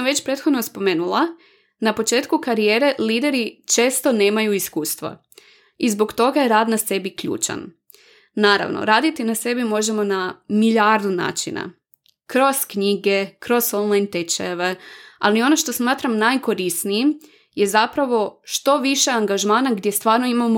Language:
Croatian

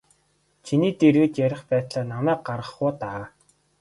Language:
Mongolian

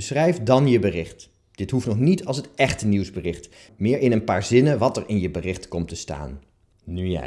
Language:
Dutch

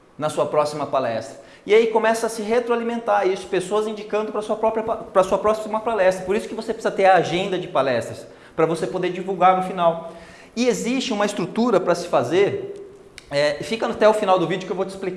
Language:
Portuguese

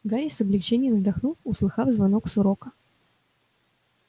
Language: Russian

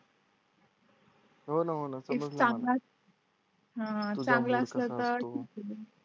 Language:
Marathi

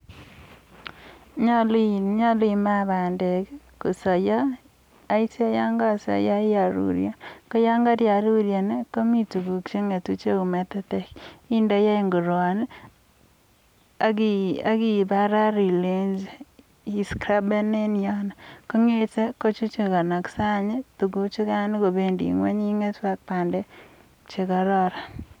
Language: Kalenjin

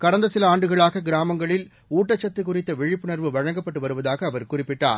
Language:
Tamil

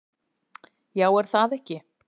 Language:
Icelandic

